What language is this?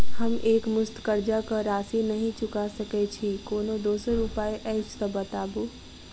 Maithili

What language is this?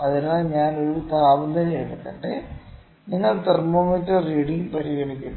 Malayalam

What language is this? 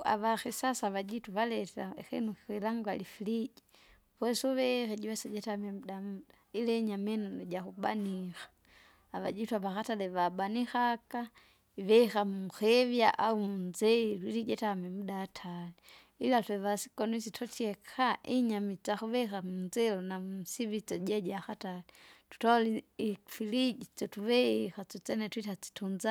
Kinga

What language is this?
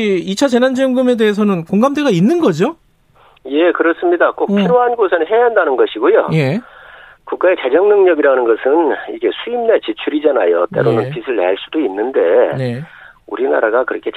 Korean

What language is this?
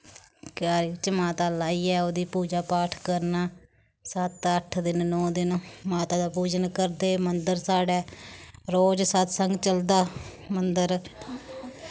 Dogri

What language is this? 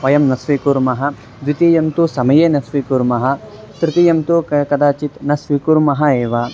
Sanskrit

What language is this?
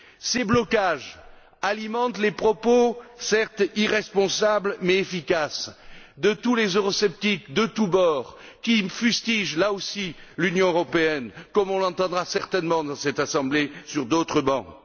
French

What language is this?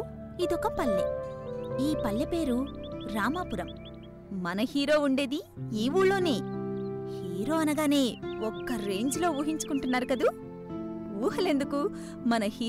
Telugu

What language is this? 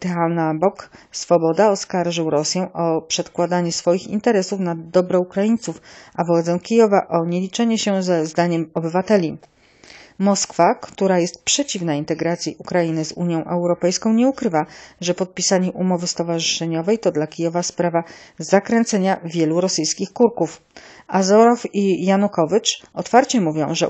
Polish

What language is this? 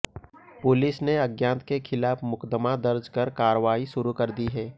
Hindi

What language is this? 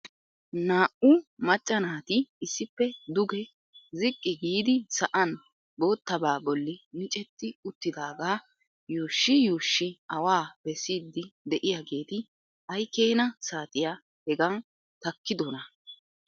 Wolaytta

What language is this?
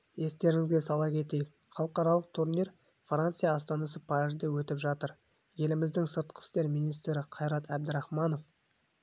Kazakh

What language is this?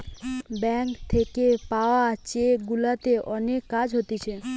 Bangla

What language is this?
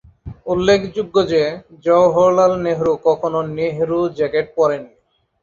Bangla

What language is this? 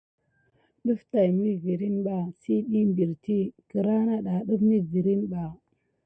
Gidar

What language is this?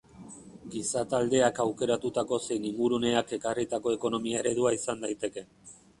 Basque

